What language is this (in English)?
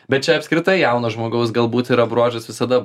Lithuanian